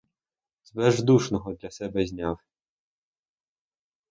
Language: Ukrainian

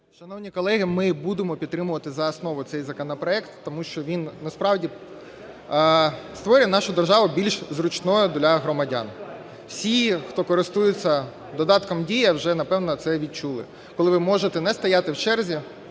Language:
Ukrainian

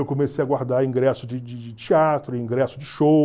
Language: Portuguese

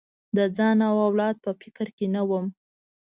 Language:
Pashto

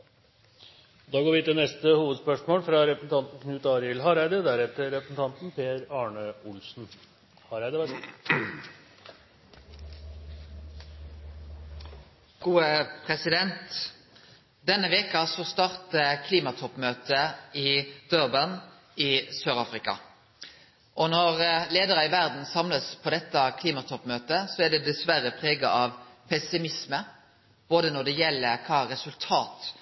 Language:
Norwegian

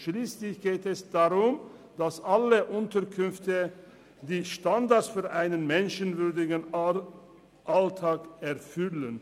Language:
Swiss German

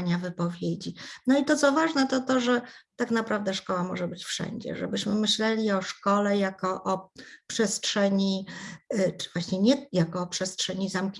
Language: Polish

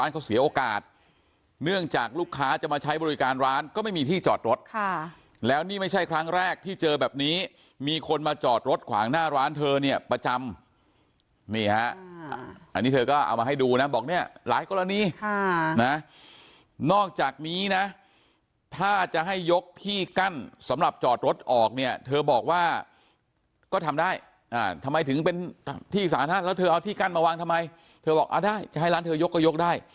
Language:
Thai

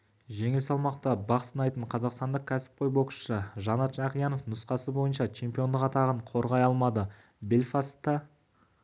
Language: Kazakh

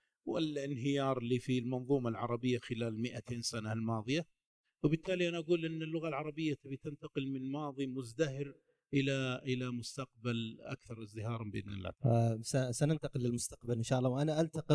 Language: Arabic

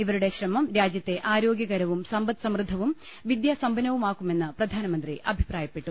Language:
Malayalam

